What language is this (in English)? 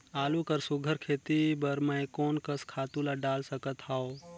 Chhattisgarhi